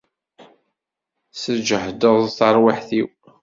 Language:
Kabyle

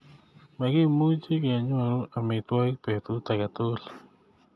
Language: Kalenjin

